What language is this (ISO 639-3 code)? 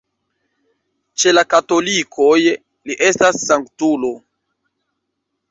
epo